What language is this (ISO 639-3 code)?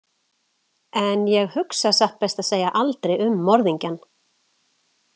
isl